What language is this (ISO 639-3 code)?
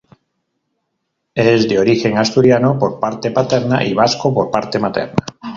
spa